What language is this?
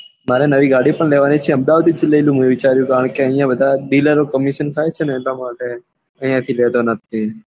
Gujarati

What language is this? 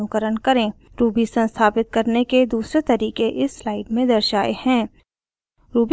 Hindi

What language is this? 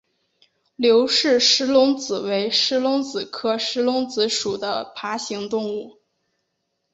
Chinese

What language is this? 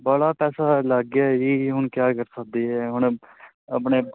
Punjabi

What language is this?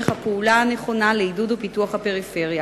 Hebrew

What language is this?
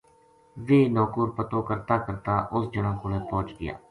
Gujari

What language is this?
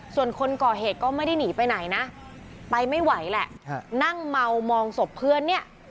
Thai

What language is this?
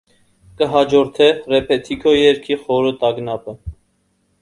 Armenian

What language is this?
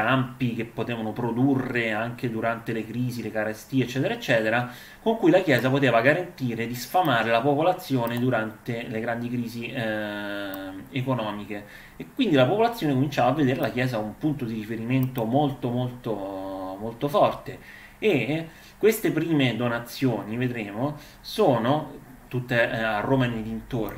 Italian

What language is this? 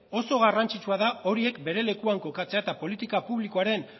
Basque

